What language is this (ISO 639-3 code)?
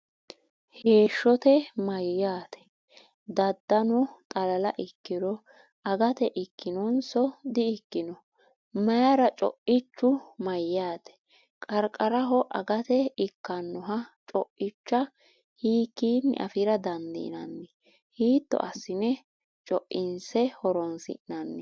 sid